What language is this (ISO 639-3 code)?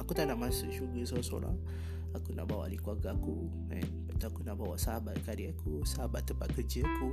msa